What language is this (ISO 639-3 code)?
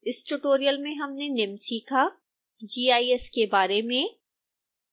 hin